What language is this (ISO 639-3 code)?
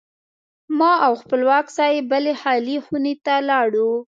pus